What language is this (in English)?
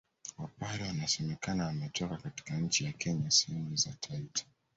Swahili